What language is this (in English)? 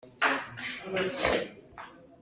Hakha Chin